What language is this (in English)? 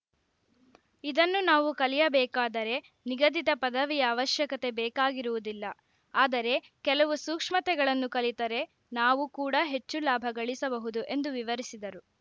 Kannada